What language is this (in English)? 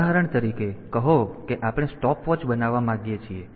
Gujarati